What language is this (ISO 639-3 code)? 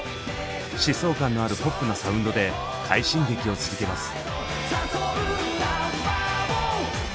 jpn